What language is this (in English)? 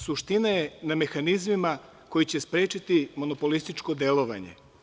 Serbian